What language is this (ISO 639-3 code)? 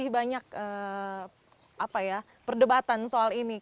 ind